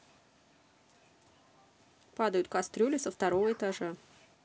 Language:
Russian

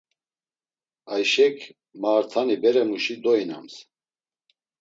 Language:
Laz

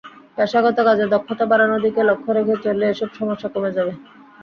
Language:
Bangla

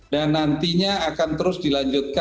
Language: Indonesian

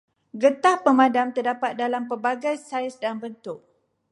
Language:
Malay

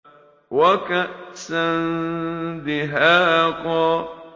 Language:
Arabic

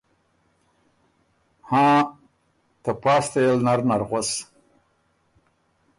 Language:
Ormuri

